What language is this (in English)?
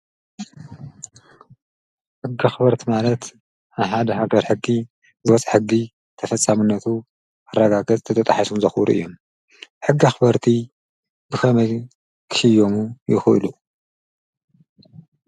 Tigrinya